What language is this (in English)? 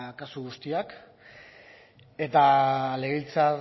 Basque